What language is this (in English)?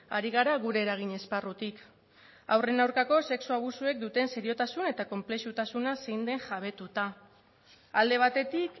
Basque